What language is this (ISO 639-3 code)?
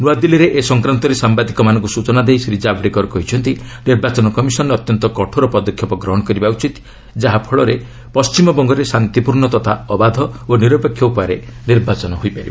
ori